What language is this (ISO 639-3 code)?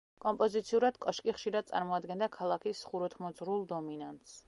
kat